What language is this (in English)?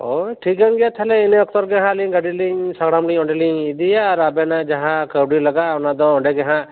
Santali